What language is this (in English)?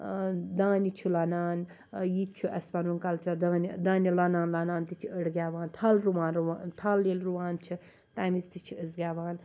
Kashmiri